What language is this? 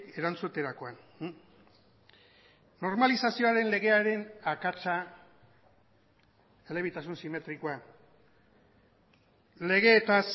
Basque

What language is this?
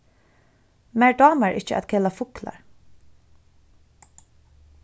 Faroese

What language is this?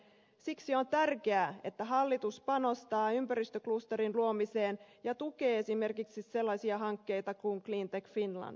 Finnish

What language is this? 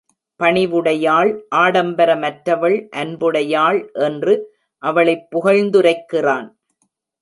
Tamil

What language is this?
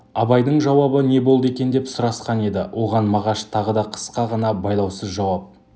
Kazakh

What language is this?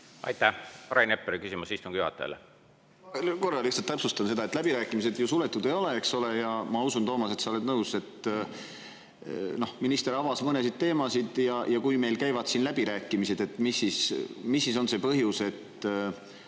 Estonian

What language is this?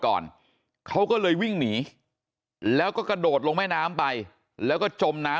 Thai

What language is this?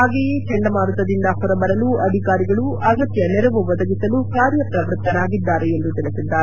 Kannada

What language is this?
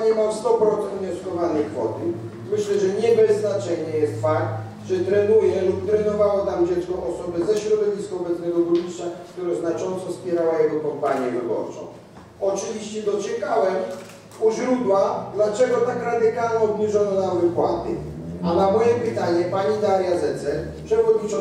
Polish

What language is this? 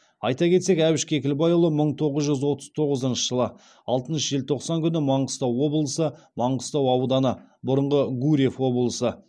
Kazakh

